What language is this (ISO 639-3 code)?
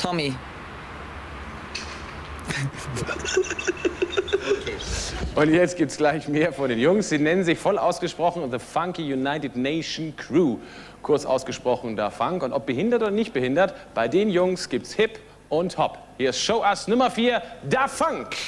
deu